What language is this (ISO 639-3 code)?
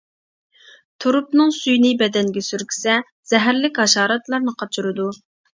uig